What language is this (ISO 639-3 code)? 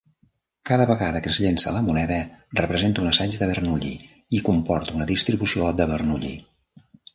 cat